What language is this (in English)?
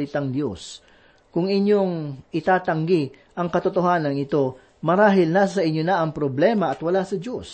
Filipino